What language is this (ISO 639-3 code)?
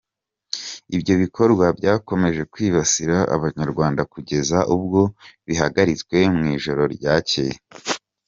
kin